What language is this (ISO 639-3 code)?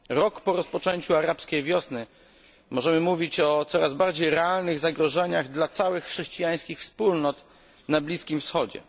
pol